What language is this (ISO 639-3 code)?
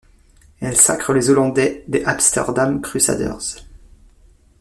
fra